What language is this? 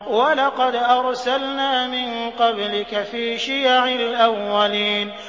Arabic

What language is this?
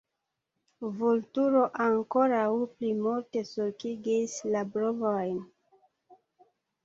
Esperanto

